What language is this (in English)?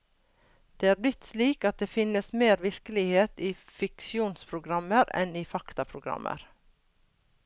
Norwegian